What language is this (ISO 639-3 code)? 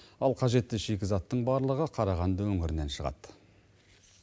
kaz